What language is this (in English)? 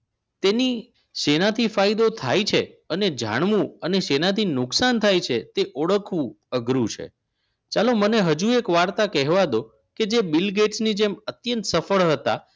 Gujarati